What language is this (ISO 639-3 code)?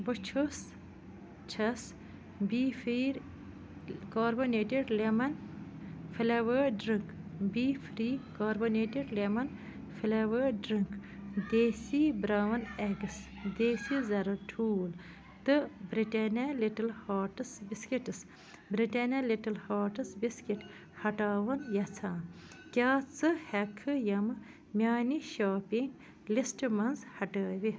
kas